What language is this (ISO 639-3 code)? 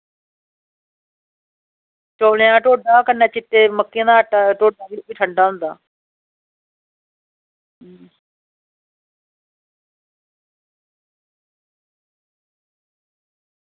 doi